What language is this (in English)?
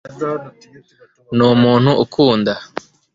Kinyarwanda